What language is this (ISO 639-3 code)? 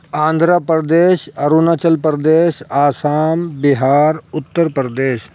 urd